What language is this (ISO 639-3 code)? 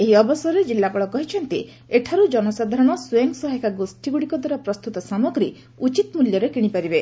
ori